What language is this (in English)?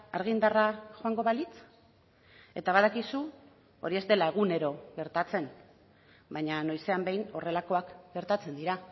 Basque